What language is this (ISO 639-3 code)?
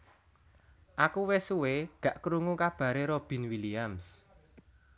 jav